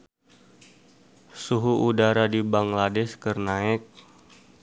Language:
Sundanese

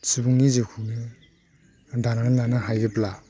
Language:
Bodo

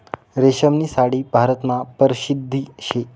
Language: Marathi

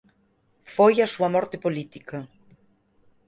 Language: Galician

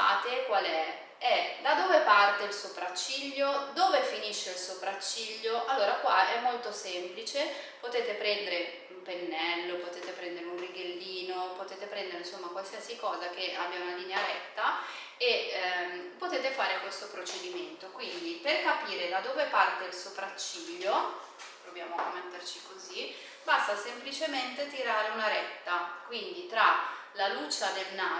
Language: Italian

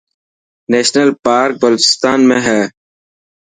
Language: Dhatki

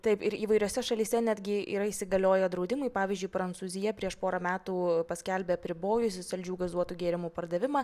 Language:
Lithuanian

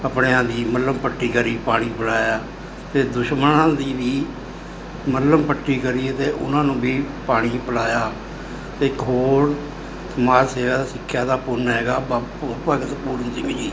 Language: Punjabi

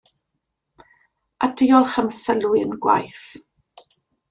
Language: Welsh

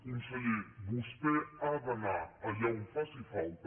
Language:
Catalan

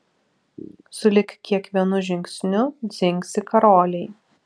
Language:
Lithuanian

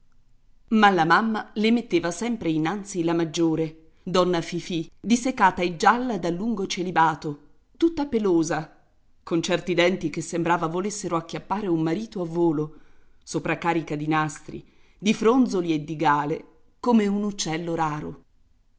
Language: Italian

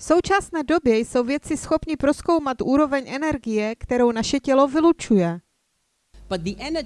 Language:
Czech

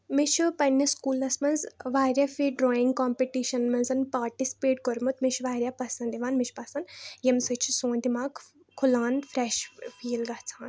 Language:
Kashmiri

